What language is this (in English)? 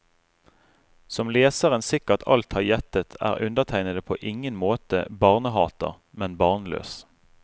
Norwegian